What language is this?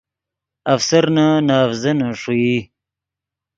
Yidgha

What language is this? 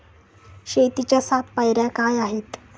Marathi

